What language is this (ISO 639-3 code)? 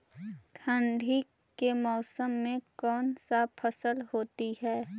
mag